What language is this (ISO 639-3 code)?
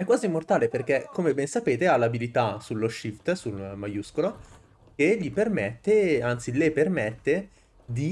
ita